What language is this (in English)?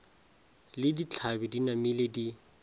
Northern Sotho